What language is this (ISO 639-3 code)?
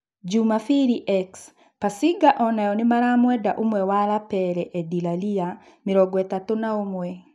kik